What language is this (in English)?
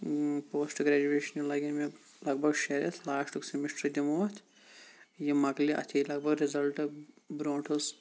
Kashmiri